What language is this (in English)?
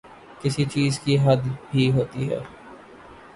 Urdu